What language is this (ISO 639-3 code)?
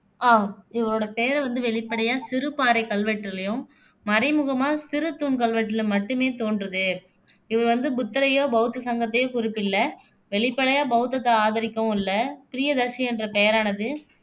tam